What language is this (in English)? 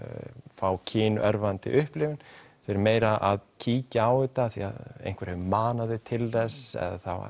Icelandic